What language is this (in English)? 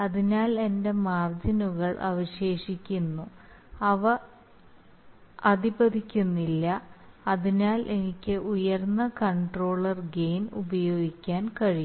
Malayalam